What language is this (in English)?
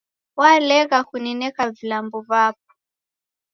Taita